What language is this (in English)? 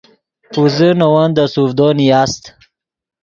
Yidgha